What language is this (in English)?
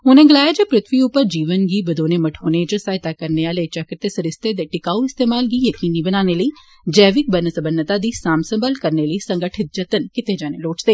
Dogri